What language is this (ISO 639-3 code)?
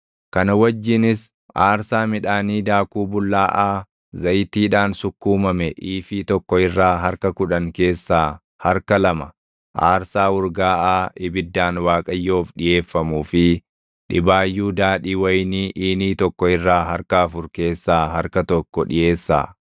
orm